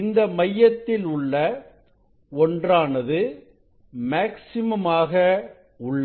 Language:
Tamil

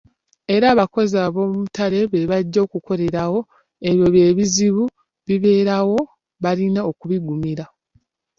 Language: Ganda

